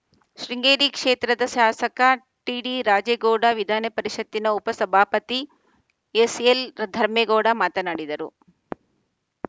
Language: Kannada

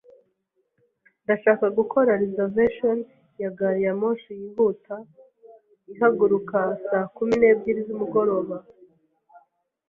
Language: Kinyarwanda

